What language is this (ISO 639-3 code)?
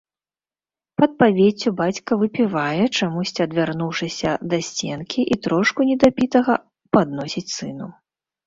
bel